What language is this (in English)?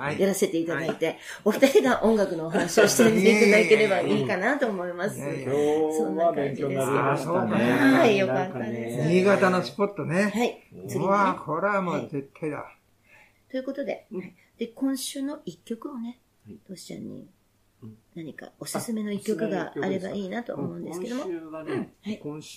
Japanese